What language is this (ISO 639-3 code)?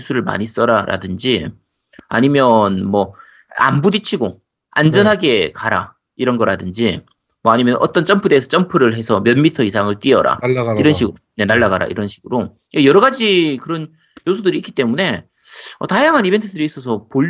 kor